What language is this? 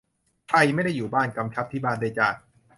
Thai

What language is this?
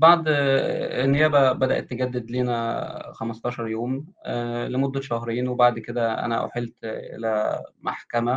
Arabic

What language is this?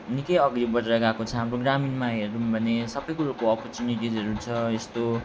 Nepali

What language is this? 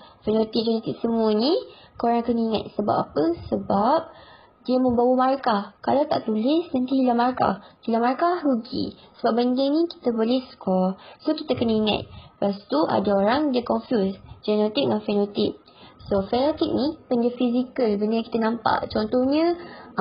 Malay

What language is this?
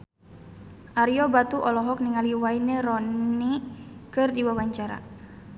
Sundanese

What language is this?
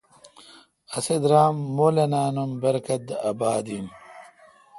Kalkoti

